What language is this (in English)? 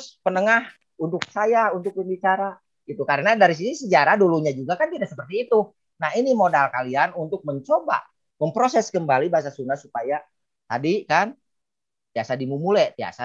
Indonesian